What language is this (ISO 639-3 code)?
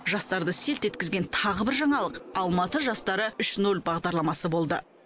kaz